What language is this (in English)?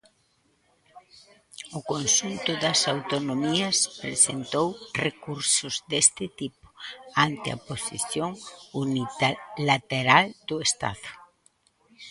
Galician